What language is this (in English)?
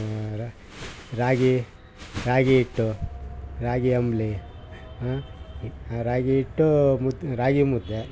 Kannada